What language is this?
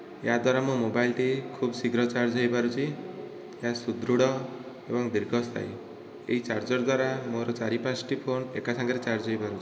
Odia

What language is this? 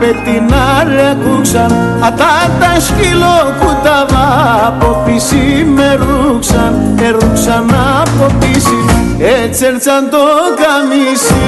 Greek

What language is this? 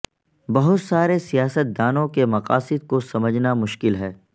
Urdu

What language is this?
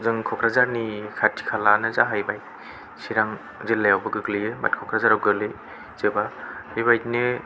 Bodo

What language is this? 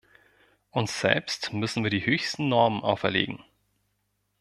German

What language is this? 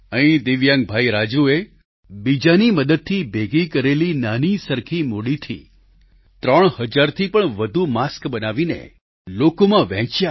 Gujarati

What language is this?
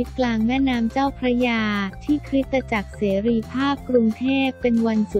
Thai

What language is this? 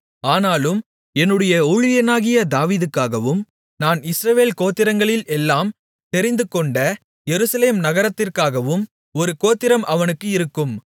Tamil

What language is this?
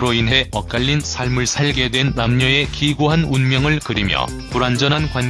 Korean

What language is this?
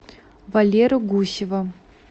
Russian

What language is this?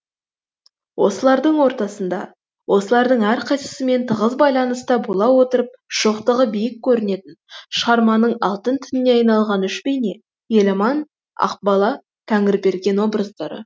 Kazakh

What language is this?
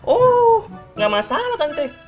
Indonesian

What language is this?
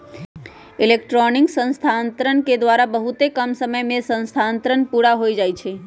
Magahi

